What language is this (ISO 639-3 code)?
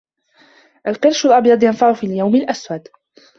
ara